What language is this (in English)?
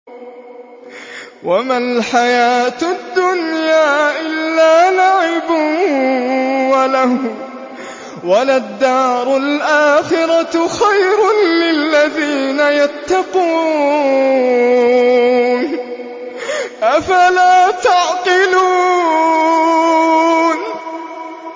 Arabic